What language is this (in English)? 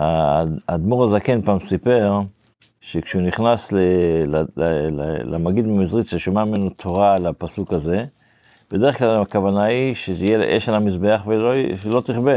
Hebrew